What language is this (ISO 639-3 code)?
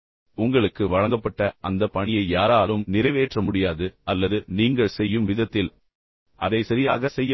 tam